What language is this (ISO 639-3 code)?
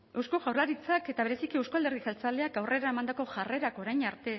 eus